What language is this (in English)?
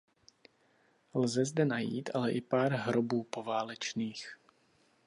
Czech